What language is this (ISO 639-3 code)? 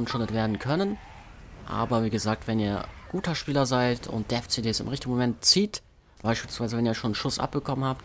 deu